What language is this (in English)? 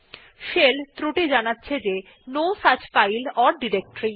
Bangla